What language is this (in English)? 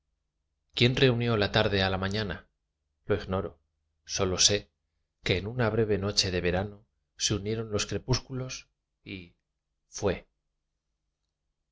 Spanish